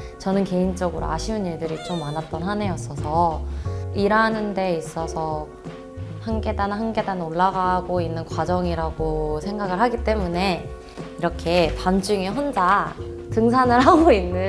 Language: Korean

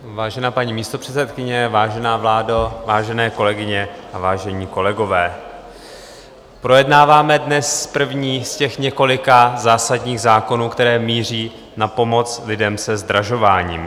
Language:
Czech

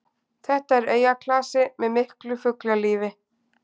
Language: Icelandic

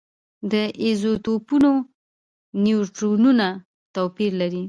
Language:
Pashto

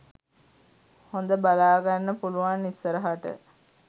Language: Sinhala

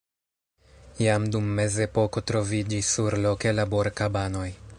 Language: Esperanto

